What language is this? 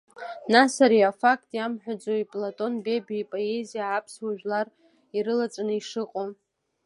Abkhazian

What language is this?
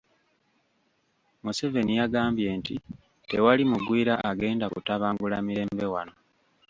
Ganda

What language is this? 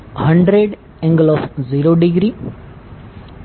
Gujarati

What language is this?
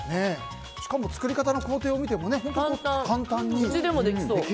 Japanese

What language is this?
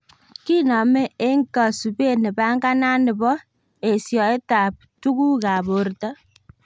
Kalenjin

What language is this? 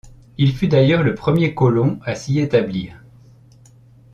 French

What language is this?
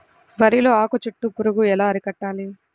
Telugu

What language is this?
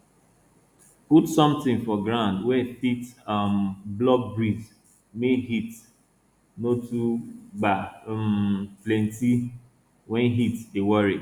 Nigerian Pidgin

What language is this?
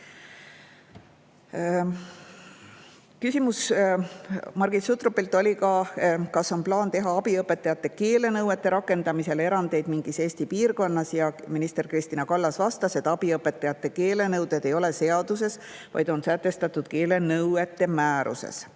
Estonian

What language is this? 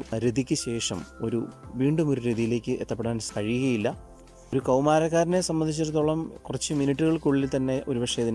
Malayalam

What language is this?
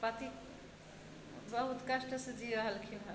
Maithili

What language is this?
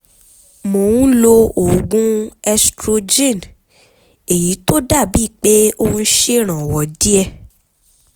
Yoruba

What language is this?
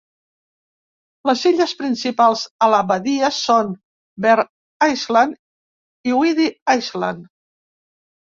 Catalan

